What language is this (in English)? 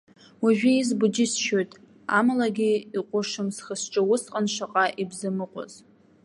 Abkhazian